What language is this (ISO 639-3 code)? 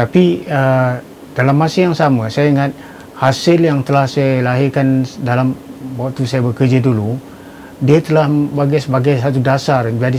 msa